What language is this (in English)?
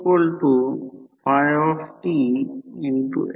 Marathi